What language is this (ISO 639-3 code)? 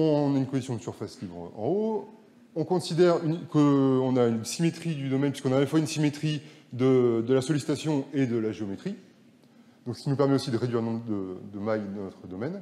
fra